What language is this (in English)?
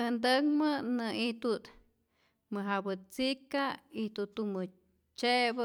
Rayón Zoque